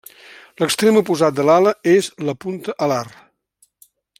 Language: Catalan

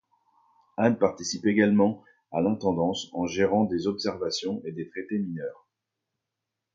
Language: French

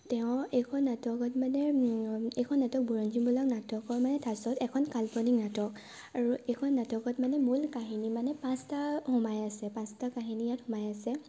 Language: Assamese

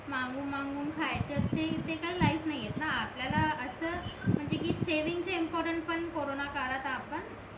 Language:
Marathi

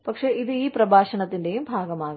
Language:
Malayalam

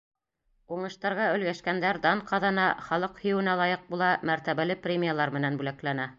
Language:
Bashkir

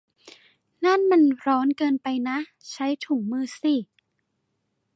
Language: Thai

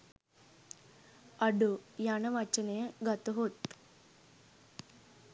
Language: Sinhala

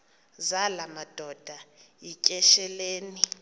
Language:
Xhosa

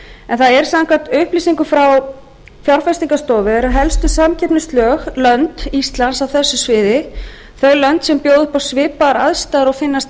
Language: Icelandic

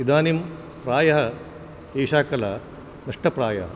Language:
Sanskrit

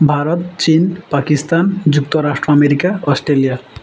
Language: Odia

